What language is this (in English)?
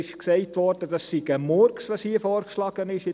Swiss German